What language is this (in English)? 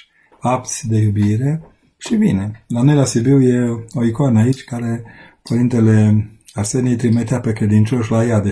Romanian